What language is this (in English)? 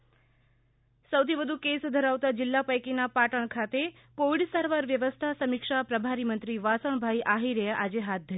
Gujarati